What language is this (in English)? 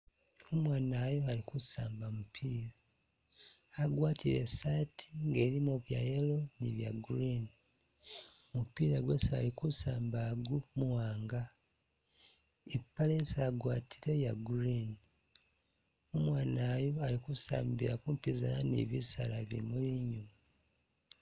Masaaba